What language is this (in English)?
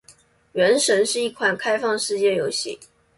Chinese